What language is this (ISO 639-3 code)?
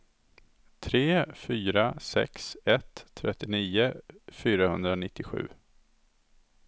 swe